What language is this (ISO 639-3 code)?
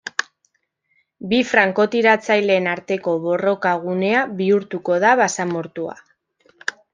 eus